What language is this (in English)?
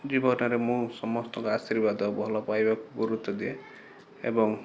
Odia